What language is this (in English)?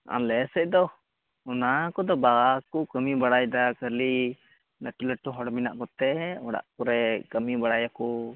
Santali